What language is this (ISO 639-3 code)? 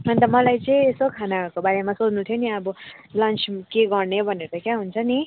nep